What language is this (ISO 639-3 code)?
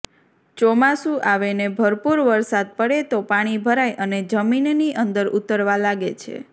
guj